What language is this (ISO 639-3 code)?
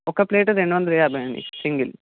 tel